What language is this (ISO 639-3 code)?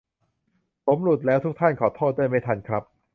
tha